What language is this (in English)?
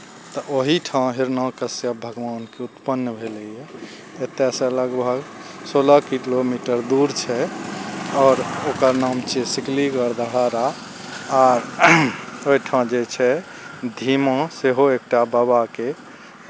Maithili